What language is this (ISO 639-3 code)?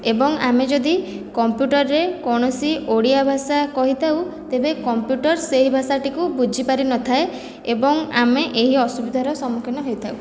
ori